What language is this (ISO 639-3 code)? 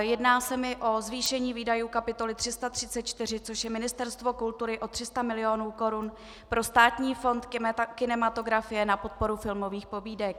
ces